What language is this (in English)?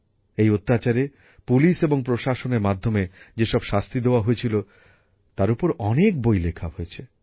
Bangla